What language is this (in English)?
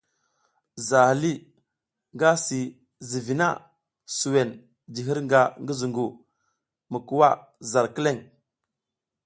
South Giziga